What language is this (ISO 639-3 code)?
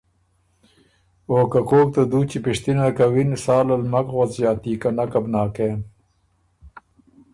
oru